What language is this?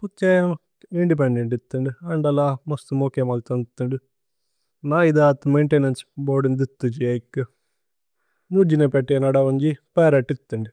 Tulu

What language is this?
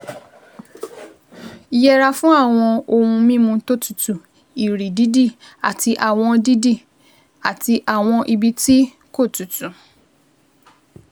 Yoruba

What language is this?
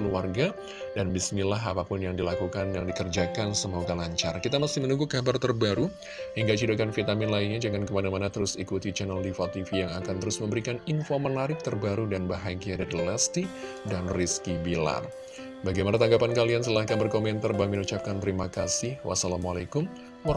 Indonesian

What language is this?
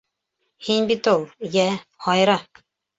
Bashkir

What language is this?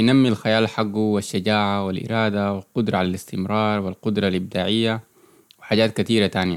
Arabic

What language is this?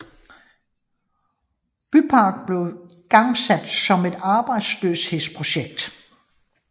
Danish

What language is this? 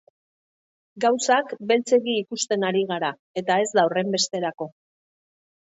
Basque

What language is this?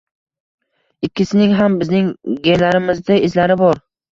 Uzbek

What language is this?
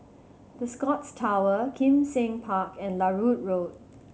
English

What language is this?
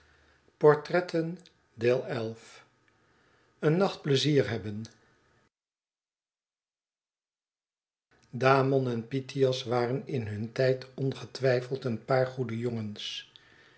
Dutch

